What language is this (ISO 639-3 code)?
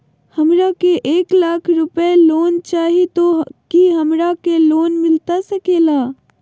mag